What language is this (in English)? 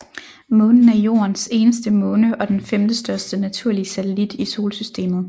Danish